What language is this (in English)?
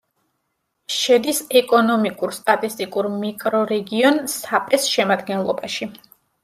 Georgian